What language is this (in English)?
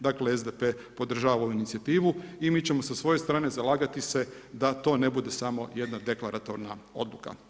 Croatian